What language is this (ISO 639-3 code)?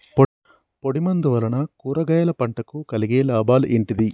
tel